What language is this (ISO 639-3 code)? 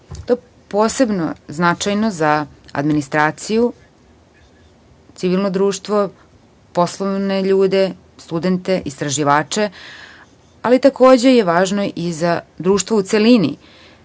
srp